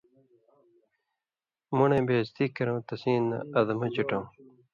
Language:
Indus Kohistani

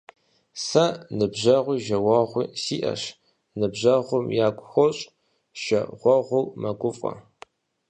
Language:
Kabardian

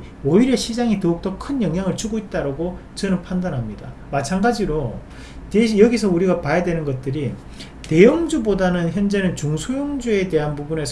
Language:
Korean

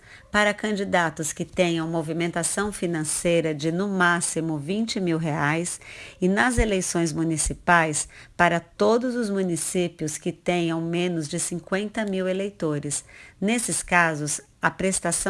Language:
Portuguese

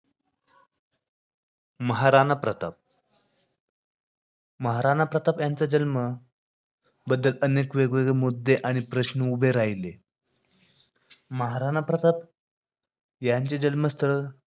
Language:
Marathi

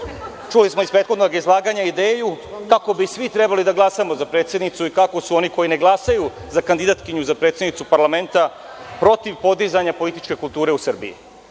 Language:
Serbian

